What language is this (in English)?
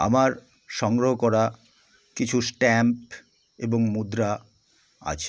Bangla